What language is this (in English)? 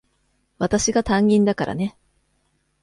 Japanese